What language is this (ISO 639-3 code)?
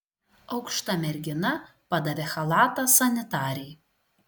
lit